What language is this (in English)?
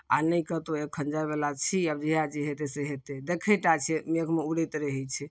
Maithili